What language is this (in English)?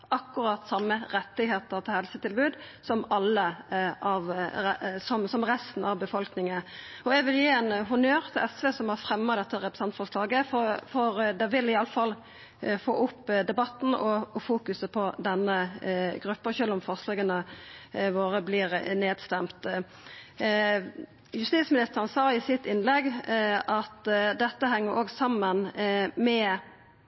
Norwegian Nynorsk